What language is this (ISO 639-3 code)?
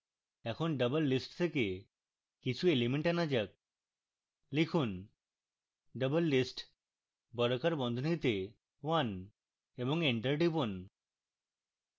ben